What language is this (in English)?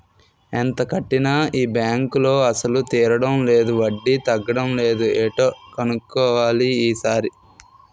Telugu